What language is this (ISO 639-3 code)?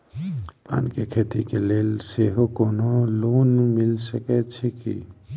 mai